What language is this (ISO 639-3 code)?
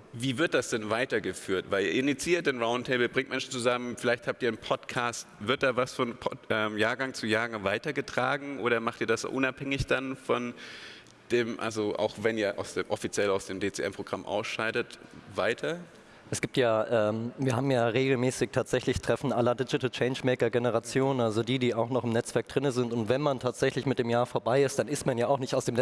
deu